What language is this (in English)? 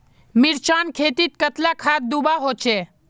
Magahi